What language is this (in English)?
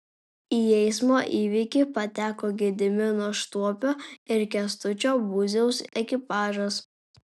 Lithuanian